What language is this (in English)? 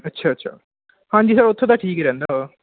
Punjabi